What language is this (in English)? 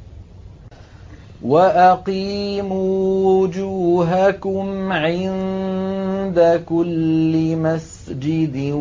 Arabic